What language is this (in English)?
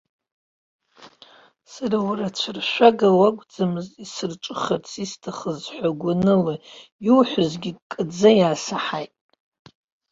Abkhazian